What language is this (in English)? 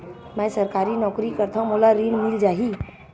Chhattisgarhi